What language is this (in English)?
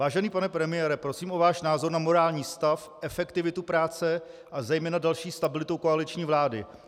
Czech